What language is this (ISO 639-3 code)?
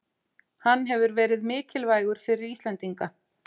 isl